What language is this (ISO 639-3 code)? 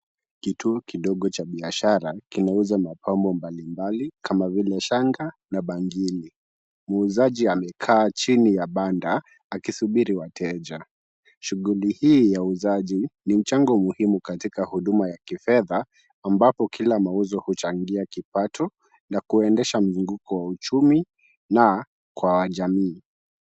swa